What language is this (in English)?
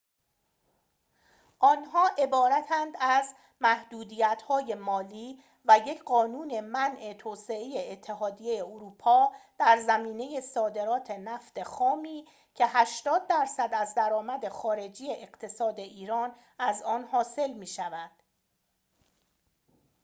Persian